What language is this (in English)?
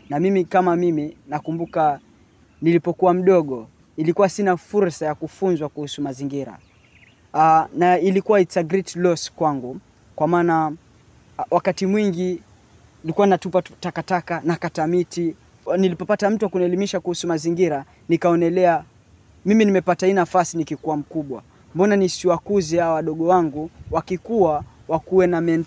Swahili